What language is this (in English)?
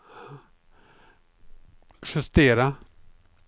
Swedish